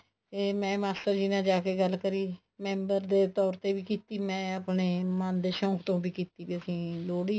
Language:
Punjabi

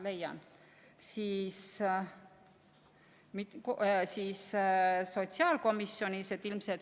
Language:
Estonian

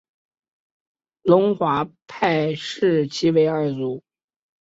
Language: Chinese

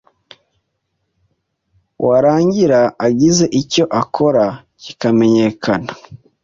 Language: Kinyarwanda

